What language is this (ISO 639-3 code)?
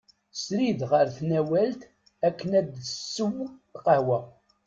kab